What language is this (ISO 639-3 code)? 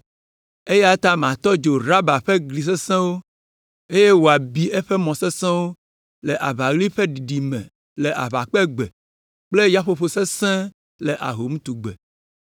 ewe